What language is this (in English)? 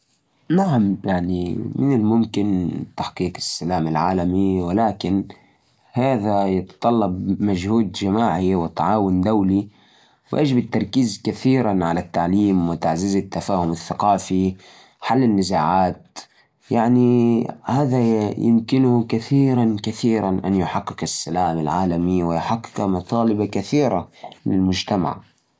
Najdi Arabic